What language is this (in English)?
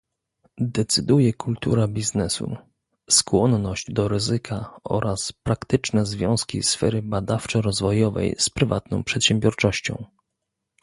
Polish